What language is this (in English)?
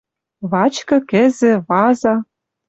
Western Mari